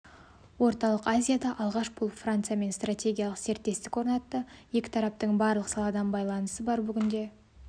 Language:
Kazakh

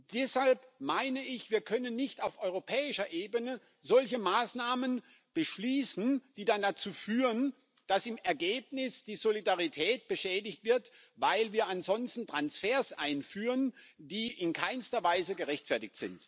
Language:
German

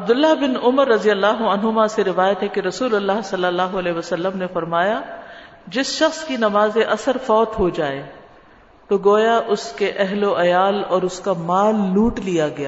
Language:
Urdu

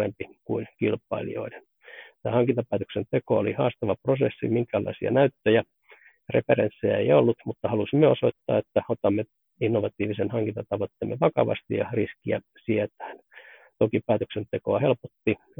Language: Finnish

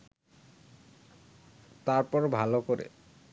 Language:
Bangla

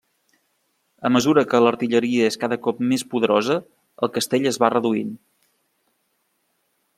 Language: Catalan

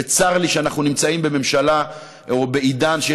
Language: Hebrew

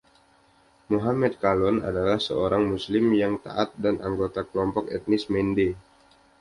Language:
Indonesian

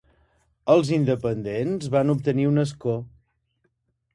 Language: Catalan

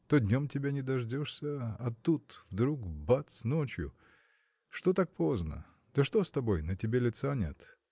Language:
Russian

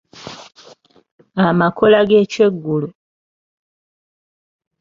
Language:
Ganda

